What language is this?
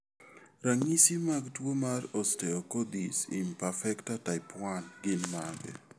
Luo (Kenya and Tanzania)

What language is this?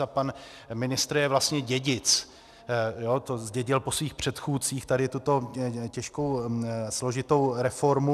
Czech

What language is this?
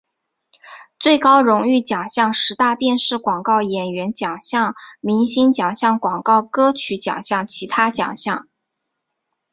Chinese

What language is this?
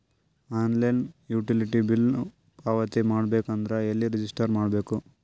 Kannada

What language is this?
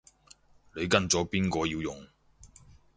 Cantonese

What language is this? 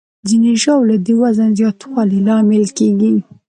Pashto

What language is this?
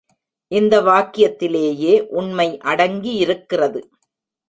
Tamil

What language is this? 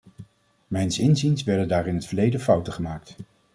Dutch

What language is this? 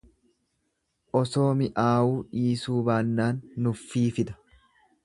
Oromo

